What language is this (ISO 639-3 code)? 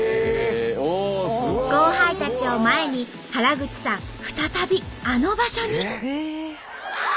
jpn